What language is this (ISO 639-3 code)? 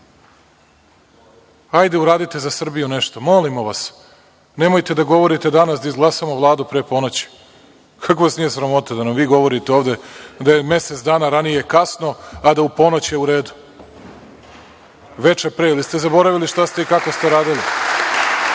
srp